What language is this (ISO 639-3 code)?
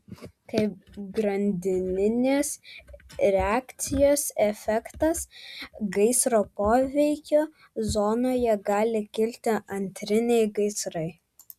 lit